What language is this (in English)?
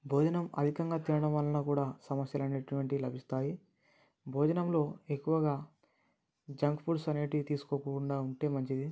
Telugu